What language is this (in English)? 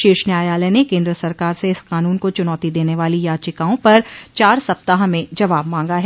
Hindi